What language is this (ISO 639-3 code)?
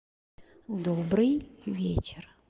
rus